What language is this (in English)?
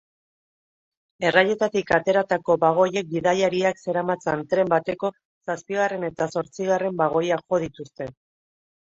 Basque